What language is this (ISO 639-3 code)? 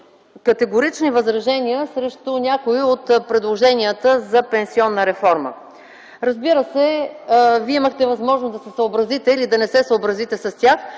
bul